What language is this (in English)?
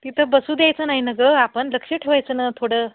Marathi